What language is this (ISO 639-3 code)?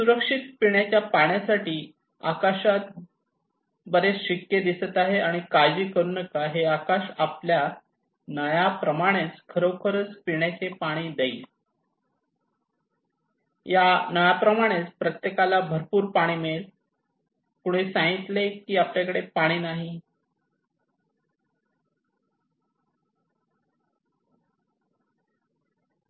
mar